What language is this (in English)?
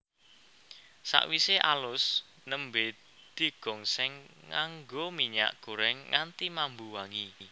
Javanese